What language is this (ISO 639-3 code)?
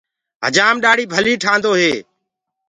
ggg